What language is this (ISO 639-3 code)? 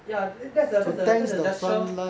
eng